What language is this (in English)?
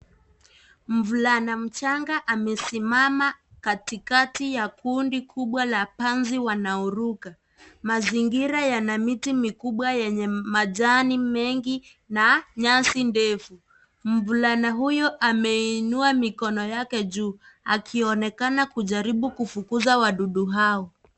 Swahili